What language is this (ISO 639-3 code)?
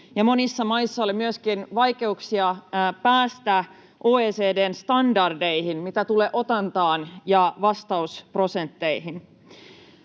fin